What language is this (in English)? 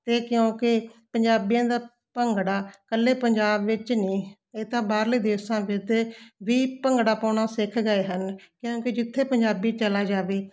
Punjabi